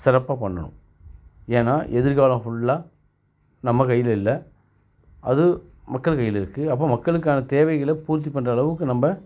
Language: Tamil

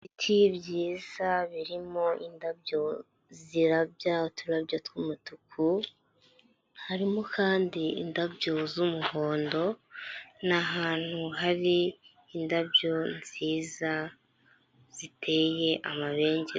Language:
Kinyarwanda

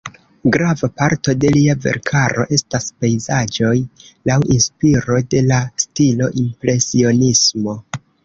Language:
Esperanto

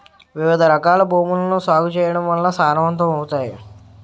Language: Telugu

